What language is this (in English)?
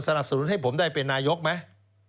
Thai